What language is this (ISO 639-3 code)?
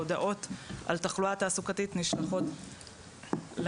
heb